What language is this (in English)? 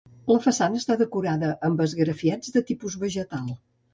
Catalan